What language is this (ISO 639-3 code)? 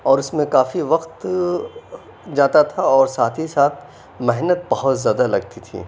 urd